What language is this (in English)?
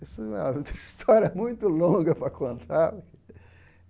Portuguese